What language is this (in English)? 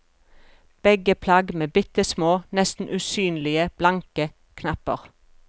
Norwegian